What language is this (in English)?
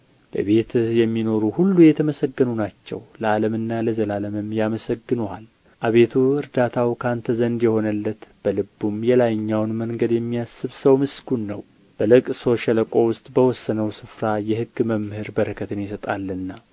Amharic